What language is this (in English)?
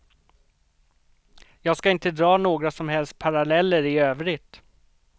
Swedish